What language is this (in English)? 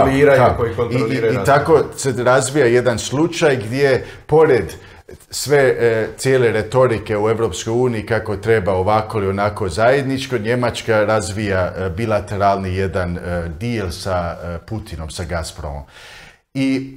Croatian